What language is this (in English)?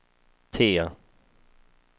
Swedish